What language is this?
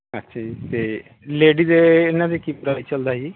Punjabi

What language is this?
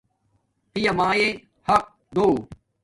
Domaaki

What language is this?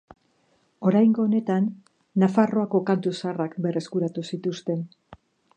Basque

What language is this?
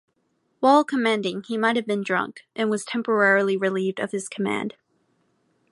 English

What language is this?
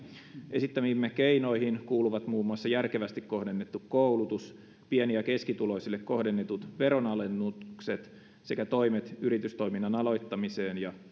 Finnish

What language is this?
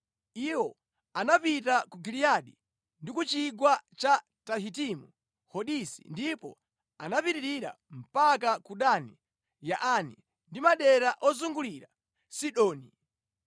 Nyanja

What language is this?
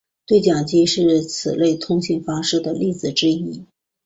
Chinese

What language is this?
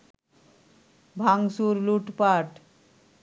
Bangla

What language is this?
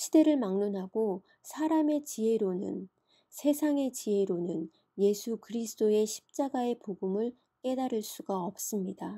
Korean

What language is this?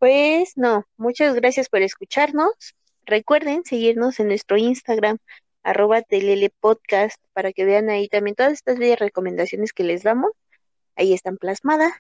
Spanish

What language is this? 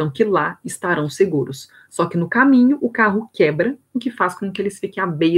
Portuguese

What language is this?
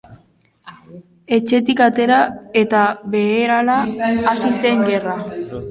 Basque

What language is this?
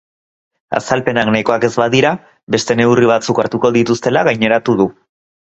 Basque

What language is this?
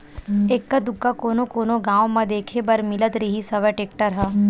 Chhattisgarhi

